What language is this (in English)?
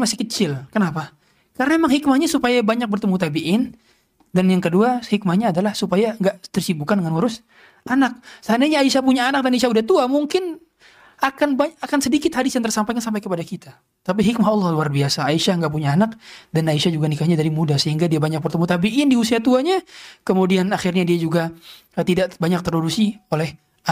Indonesian